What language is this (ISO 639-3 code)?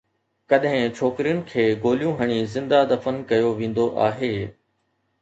snd